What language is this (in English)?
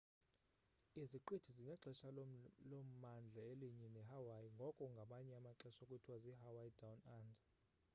Xhosa